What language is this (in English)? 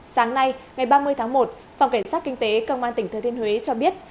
Vietnamese